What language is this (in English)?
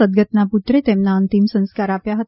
Gujarati